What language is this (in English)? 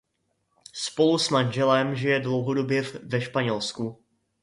Czech